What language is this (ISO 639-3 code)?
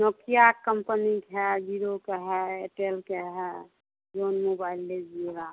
hin